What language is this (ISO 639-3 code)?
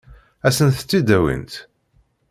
kab